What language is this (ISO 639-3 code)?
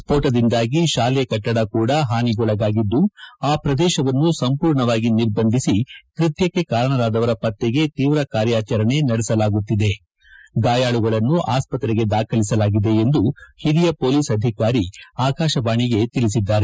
kan